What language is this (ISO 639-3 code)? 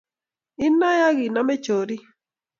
kln